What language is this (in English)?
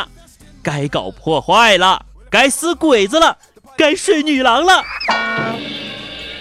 Chinese